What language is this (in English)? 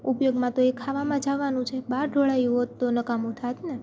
Gujarati